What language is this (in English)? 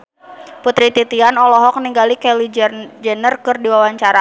Sundanese